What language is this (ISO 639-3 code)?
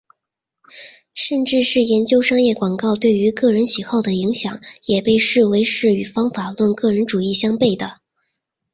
zho